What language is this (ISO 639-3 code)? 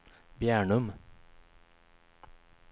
swe